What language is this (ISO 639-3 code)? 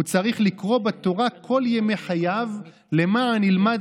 heb